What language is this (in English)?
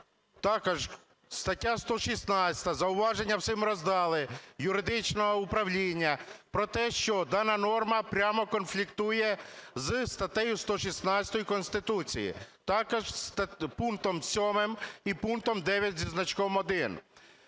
Ukrainian